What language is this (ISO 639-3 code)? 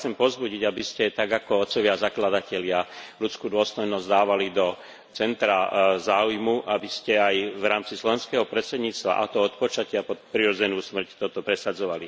slk